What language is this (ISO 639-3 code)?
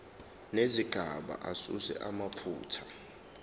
zul